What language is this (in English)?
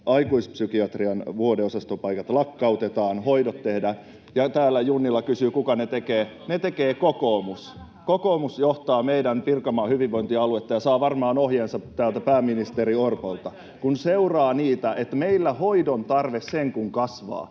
Finnish